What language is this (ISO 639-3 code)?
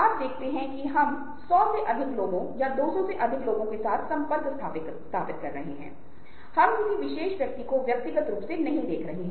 hin